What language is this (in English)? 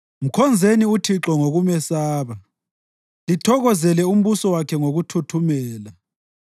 North Ndebele